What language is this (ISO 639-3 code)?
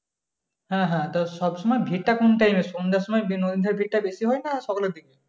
ben